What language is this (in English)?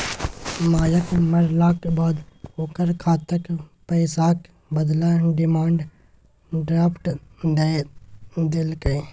Maithili